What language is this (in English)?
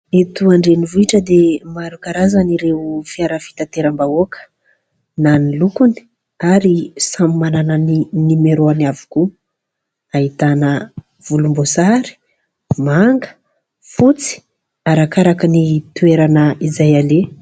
Malagasy